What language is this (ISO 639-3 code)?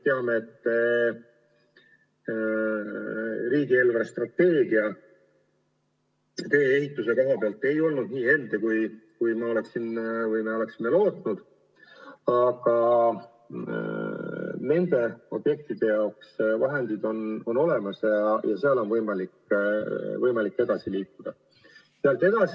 est